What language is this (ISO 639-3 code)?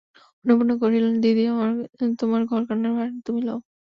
ben